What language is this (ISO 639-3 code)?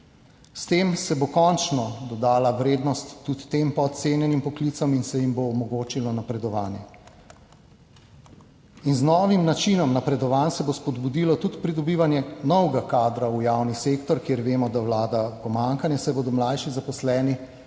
slv